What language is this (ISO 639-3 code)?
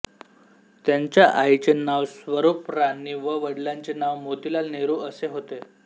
mar